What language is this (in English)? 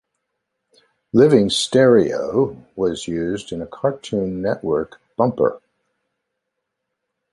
English